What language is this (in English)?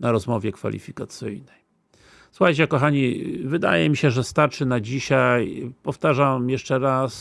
Polish